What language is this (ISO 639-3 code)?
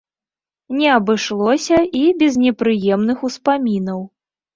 bel